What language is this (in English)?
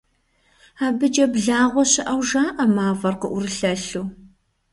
Kabardian